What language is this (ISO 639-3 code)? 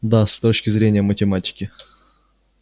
rus